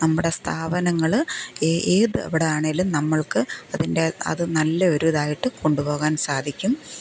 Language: Malayalam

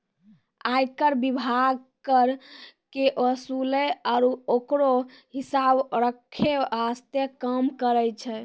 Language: Maithili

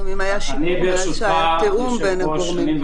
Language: Hebrew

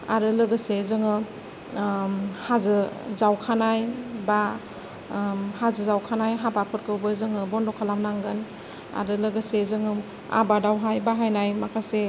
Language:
Bodo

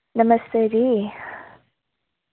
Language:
Dogri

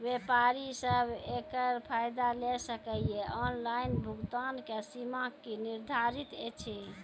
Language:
Maithili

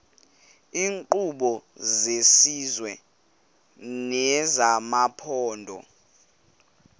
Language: Xhosa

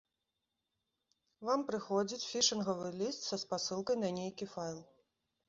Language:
Belarusian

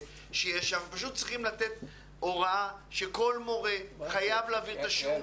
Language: Hebrew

